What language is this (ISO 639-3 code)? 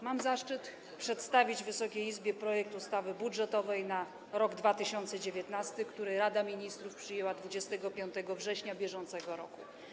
pol